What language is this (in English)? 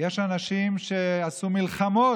Hebrew